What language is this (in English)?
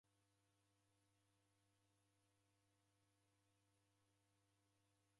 Taita